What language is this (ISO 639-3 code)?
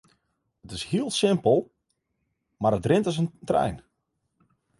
fry